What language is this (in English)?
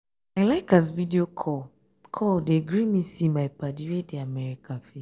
Nigerian Pidgin